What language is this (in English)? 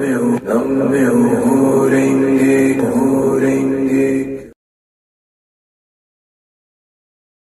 Korean